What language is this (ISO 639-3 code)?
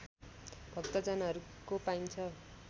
nep